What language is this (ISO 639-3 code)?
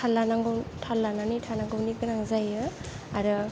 brx